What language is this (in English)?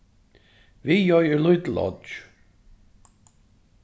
Faroese